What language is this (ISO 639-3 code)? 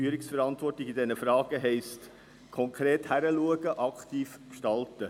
gsw